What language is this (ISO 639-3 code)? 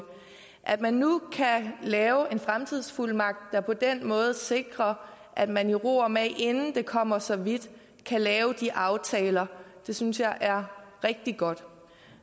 dan